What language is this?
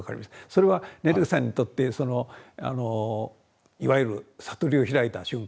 Japanese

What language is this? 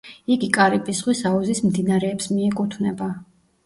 Georgian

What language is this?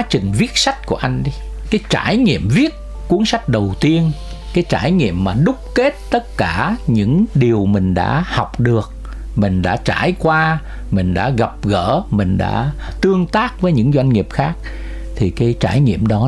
Vietnamese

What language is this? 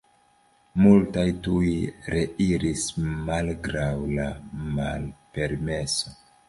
Esperanto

